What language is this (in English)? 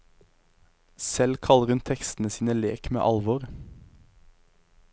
Norwegian